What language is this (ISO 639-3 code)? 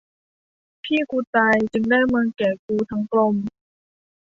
tha